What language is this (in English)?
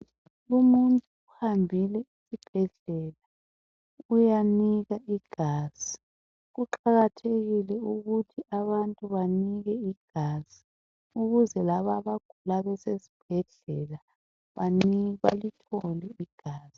North Ndebele